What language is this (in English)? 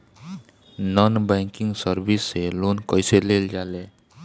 Bhojpuri